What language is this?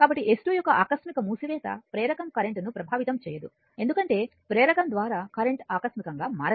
Telugu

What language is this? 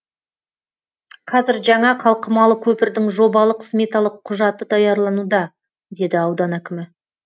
Kazakh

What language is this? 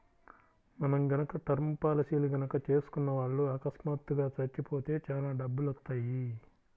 Telugu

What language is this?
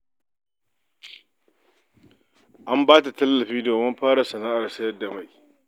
Hausa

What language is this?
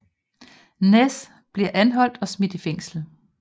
Danish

